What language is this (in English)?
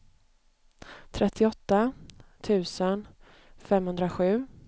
Swedish